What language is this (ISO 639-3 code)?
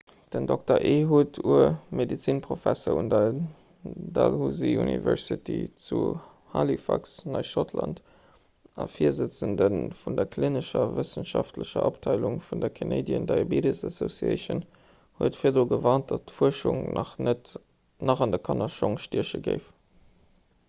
ltz